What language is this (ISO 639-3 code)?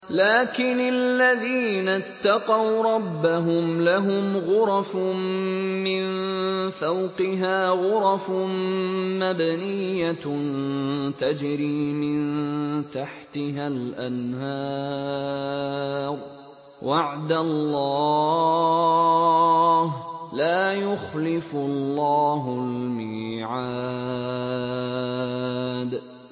ara